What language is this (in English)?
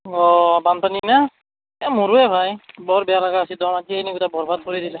Assamese